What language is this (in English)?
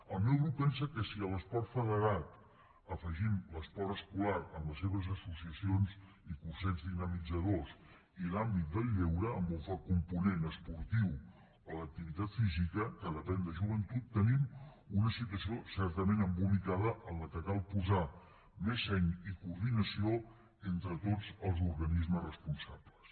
Catalan